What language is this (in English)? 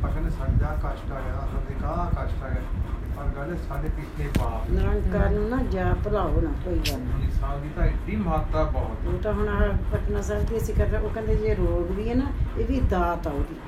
Punjabi